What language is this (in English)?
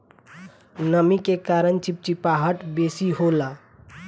Bhojpuri